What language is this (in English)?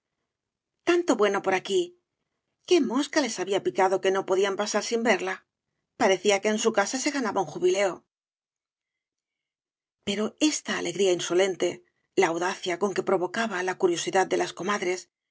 Spanish